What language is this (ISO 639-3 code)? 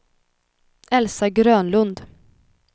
swe